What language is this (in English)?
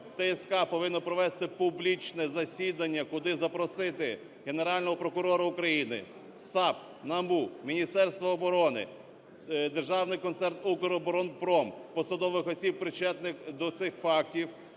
Ukrainian